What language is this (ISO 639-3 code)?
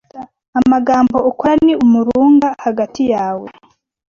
kin